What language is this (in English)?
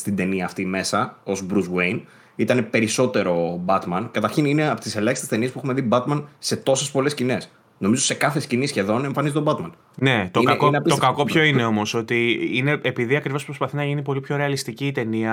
Greek